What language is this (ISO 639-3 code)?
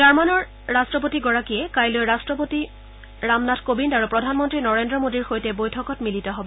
asm